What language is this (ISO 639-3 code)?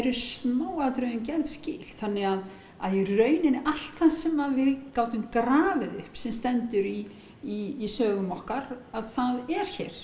isl